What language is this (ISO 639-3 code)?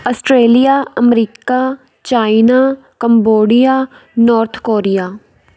pan